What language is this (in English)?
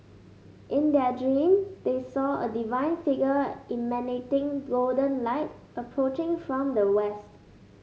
English